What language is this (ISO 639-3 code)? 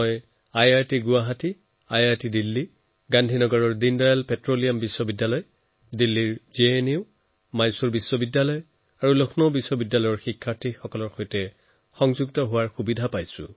asm